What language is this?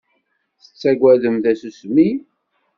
Kabyle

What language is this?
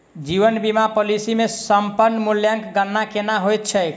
Maithili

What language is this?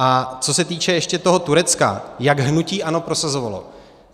Czech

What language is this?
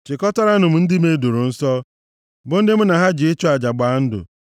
Igbo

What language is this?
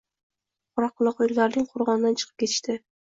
Uzbek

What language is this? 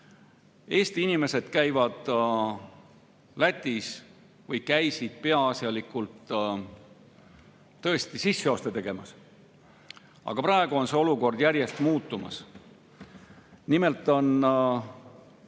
Estonian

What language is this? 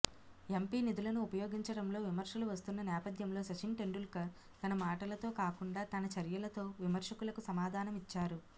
Telugu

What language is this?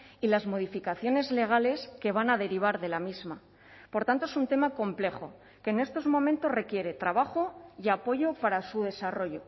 Spanish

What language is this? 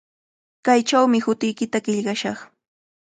Cajatambo North Lima Quechua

